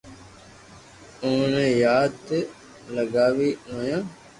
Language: Loarki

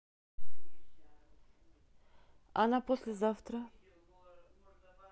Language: Russian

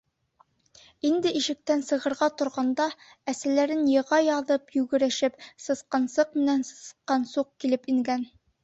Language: Bashkir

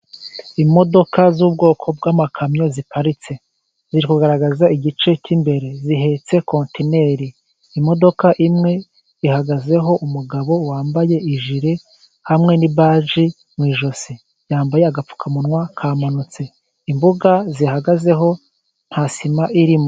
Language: Kinyarwanda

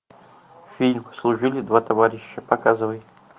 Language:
Russian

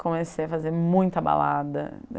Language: Portuguese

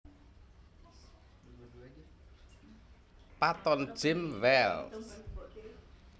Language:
Javanese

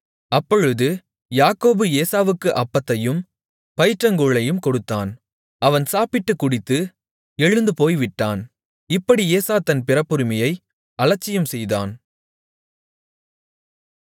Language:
Tamil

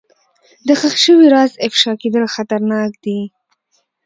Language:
Pashto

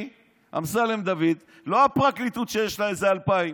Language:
Hebrew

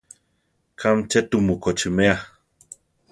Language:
Central Tarahumara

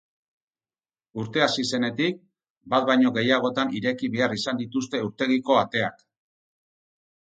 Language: Basque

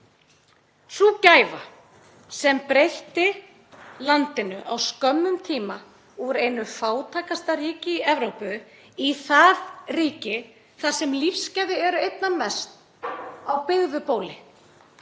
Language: Icelandic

